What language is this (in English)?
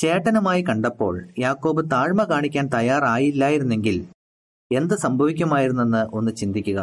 Malayalam